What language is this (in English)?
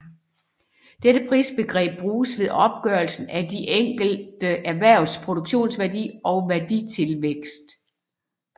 Danish